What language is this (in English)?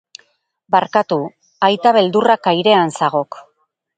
Basque